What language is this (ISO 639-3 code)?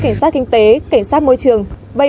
vie